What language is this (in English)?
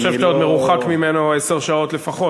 Hebrew